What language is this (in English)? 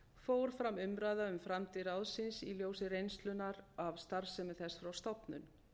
Icelandic